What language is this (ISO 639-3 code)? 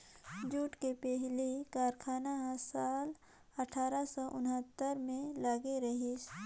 hne